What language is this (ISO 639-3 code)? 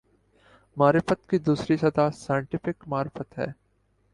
urd